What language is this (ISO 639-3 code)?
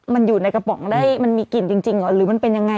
tha